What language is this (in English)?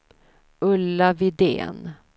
Swedish